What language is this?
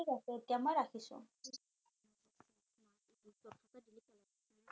Assamese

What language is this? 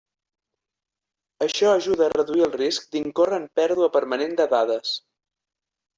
Catalan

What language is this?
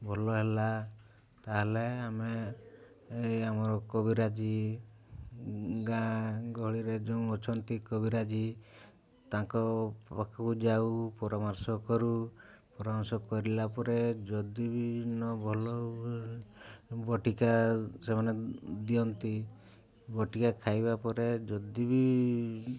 Odia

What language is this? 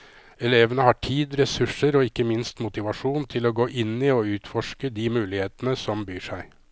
Norwegian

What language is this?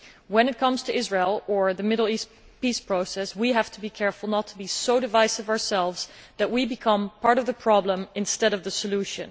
English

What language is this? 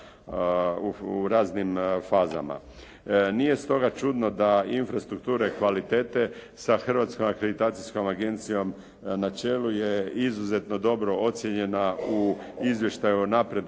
Croatian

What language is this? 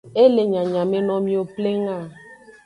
Aja (Benin)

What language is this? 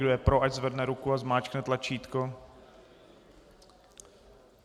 Czech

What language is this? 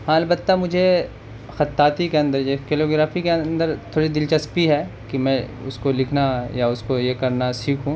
Urdu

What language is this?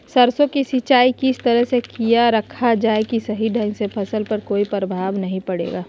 Magahi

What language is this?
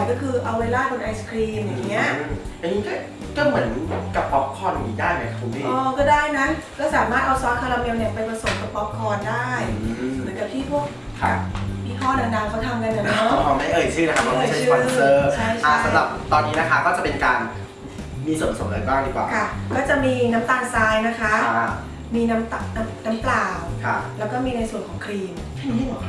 Thai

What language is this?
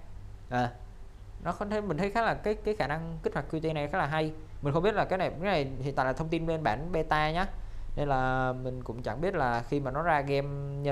Vietnamese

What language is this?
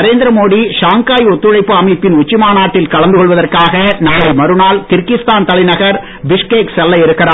Tamil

